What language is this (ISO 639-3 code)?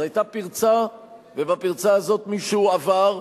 heb